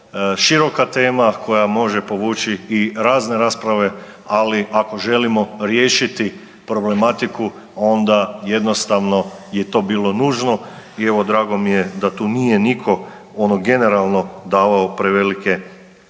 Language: Croatian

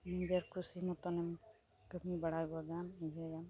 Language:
Santali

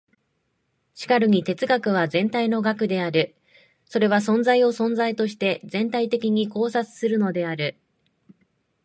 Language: Japanese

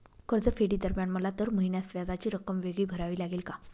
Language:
Marathi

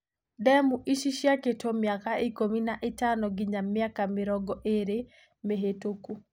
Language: Kikuyu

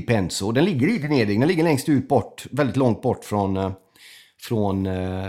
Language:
Swedish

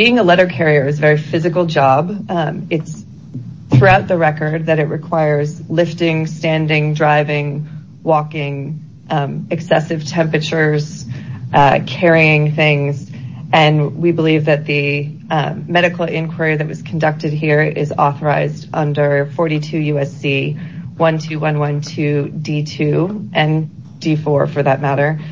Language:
English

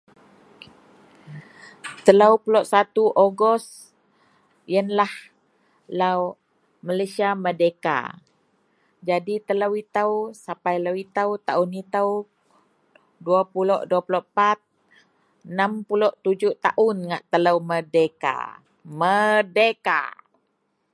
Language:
Central Melanau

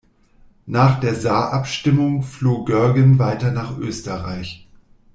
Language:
German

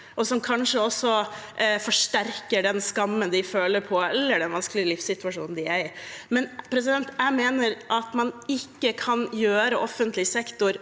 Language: Norwegian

